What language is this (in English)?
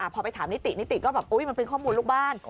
Thai